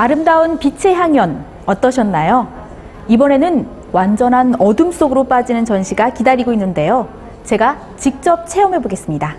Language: Korean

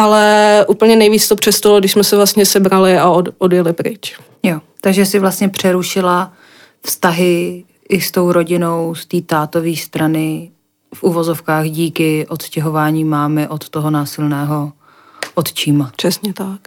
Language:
Czech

